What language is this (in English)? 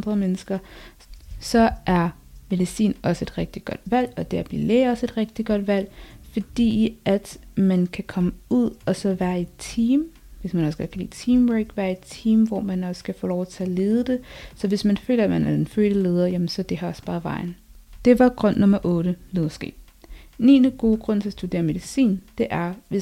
Danish